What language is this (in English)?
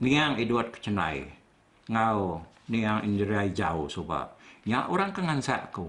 Malay